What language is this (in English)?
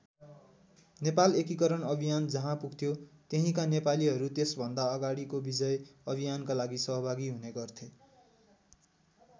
Nepali